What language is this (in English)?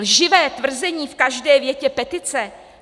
Czech